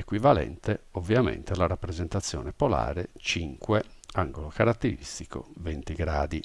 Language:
Italian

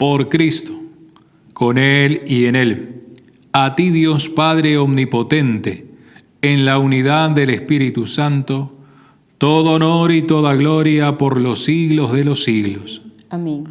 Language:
Spanish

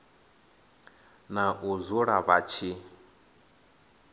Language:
Venda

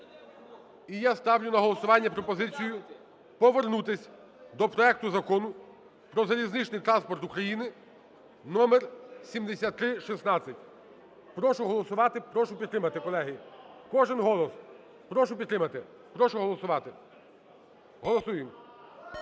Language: Ukrainian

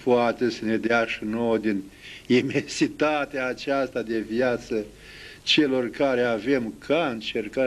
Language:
Romanian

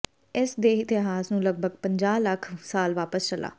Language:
Punjabi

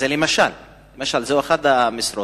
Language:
Hebrew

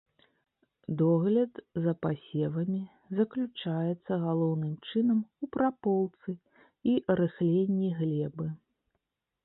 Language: Belarusian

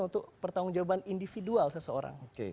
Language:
Indonesian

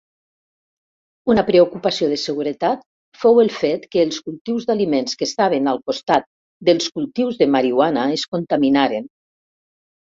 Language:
Catalan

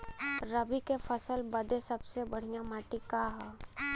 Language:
Bhojpuri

